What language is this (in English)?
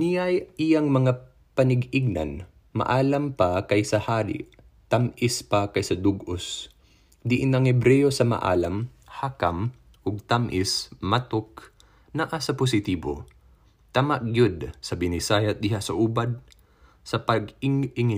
Filipino